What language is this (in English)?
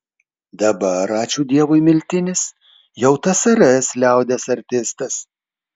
Lithuanian